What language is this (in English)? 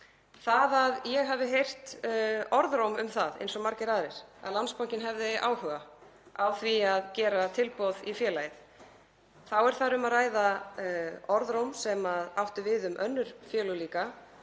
Icelandic